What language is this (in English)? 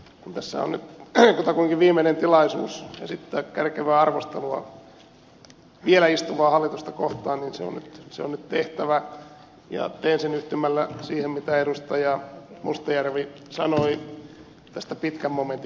Finnish